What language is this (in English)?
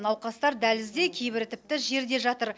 Kazakh